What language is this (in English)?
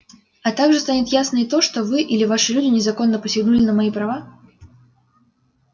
Russian